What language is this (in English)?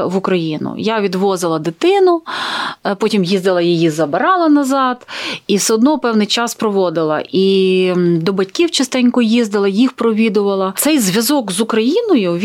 Ukrainian